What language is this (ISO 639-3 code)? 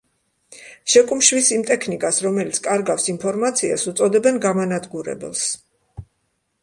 kat